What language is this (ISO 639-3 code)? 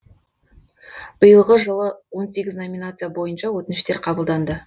kaz